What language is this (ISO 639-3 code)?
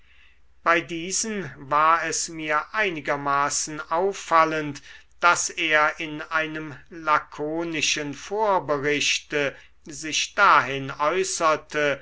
deu